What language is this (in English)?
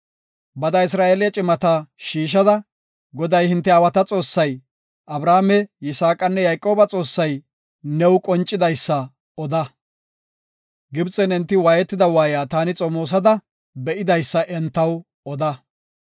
Gofa